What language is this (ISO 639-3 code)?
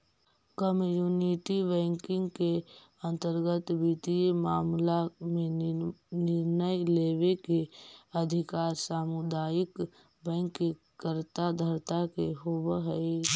mag